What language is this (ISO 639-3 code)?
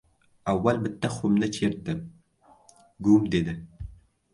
uzb